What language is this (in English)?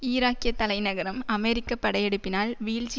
Tamil